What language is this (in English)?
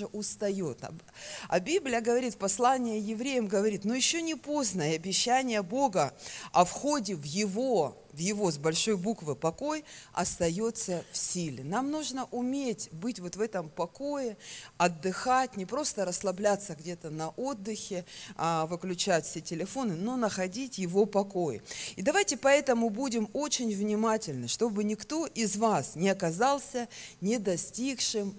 Russian